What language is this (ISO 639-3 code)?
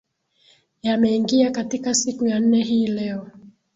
swa